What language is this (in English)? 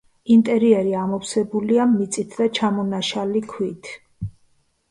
Georgian